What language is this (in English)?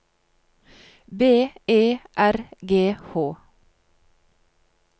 Norwegian